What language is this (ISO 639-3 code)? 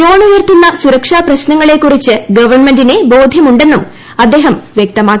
mal